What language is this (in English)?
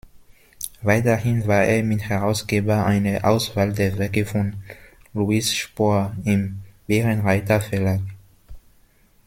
German